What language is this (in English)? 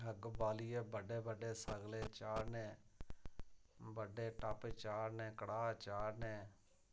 Dogri